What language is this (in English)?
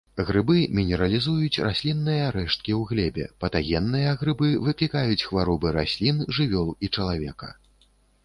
Belarusian